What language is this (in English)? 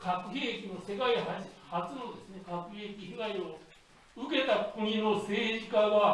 Japanese